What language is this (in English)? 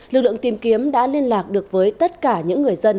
Vietnamese